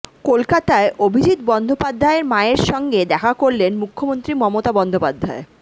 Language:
Bangla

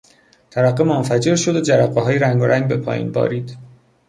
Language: Persian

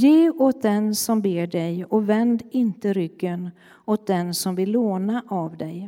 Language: Swedish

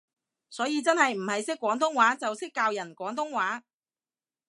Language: Cantonese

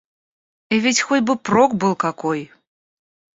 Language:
Russian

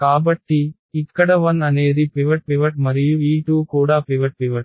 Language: Telugu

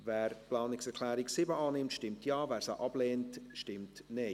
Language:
Swiss German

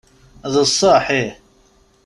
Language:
Kabyle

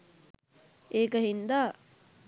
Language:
Sinhala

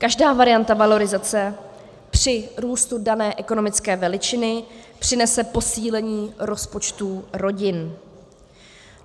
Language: Czech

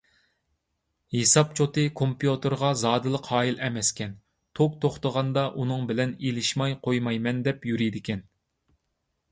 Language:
Uyghur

